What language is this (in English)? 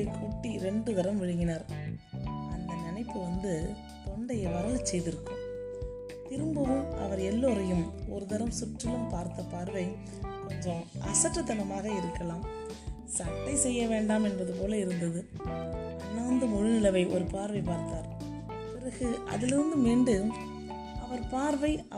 Tamil